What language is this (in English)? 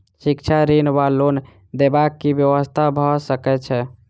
Maithili